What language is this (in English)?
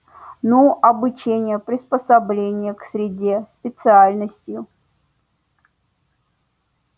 Russian